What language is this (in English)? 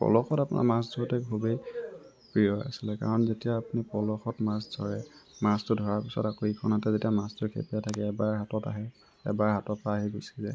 Assamese